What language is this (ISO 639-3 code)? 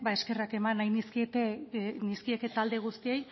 eus